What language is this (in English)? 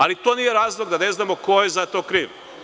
Serbian